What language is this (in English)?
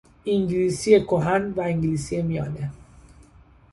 Persian